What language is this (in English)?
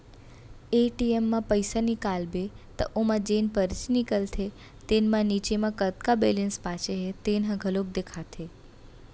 Chhattisgarhi